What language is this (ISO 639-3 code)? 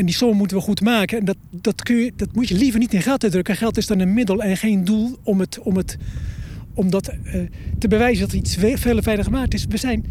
nld